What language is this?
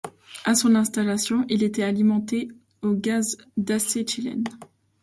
French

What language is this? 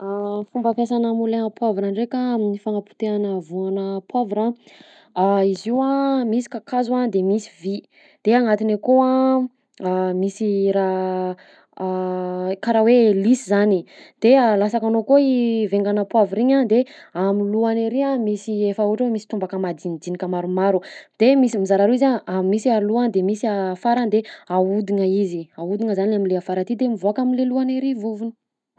Southern Betsimisaraka Malagasy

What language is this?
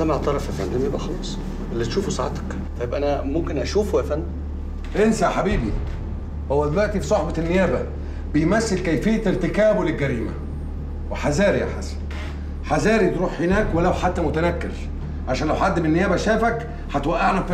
Arabic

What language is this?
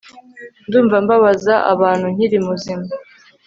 Kinyarwanda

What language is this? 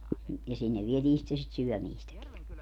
Finnish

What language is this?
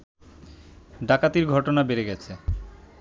Bangla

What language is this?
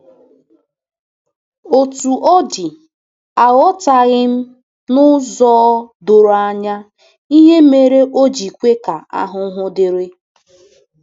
Igbo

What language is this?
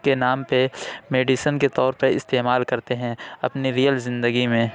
Urdu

